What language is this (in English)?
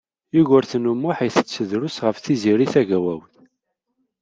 Kabyle